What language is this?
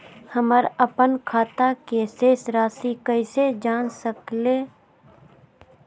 Magahi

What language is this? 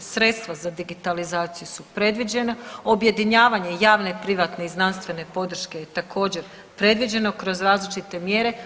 Croatian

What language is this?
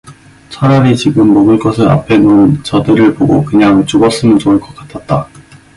Korean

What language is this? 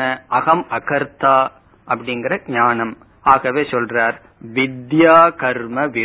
Tamil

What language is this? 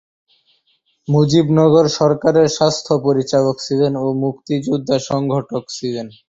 Bangla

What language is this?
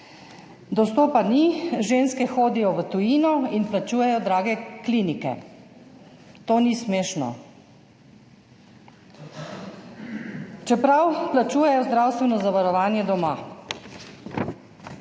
Slovenian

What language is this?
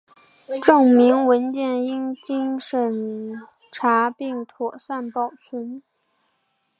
Chinese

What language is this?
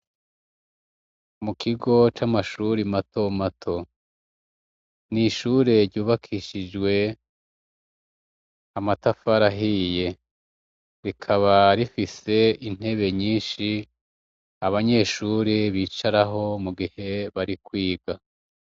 Rundi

